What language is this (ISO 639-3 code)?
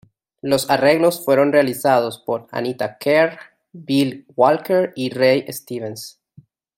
spa